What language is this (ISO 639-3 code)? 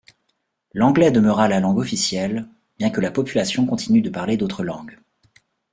fra